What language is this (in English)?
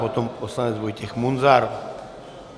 Czech